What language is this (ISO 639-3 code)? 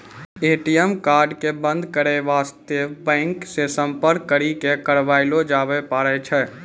mai